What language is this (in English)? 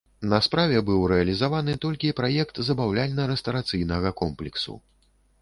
Belarusian